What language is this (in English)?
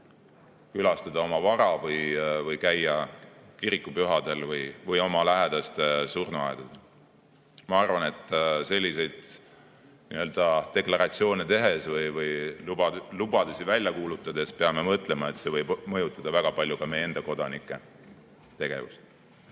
Estonian